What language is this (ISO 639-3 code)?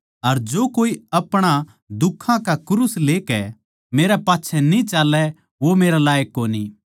bgc